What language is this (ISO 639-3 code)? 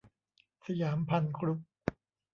tha